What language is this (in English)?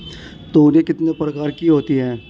Hindi